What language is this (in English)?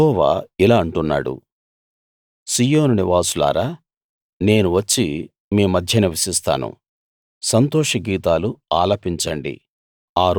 Telugu